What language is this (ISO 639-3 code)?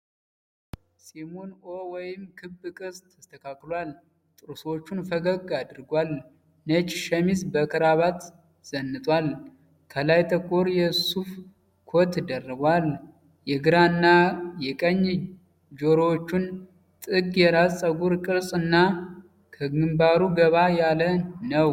amh